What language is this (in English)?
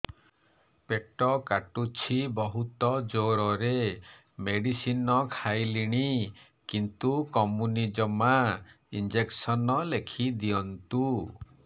Odia